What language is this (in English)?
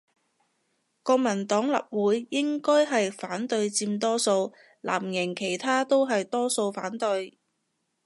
Cantonese